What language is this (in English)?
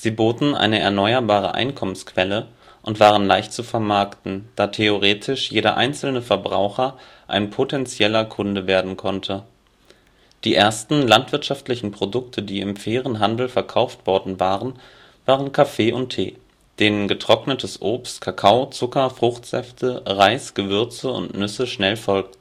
German